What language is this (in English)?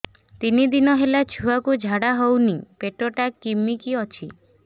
Odia